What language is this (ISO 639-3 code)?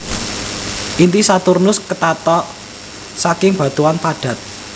jav